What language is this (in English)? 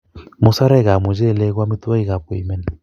Kalenjin